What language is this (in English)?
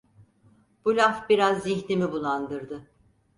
Turkish